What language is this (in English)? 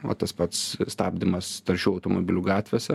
Lithuanian